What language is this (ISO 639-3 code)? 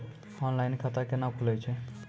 mai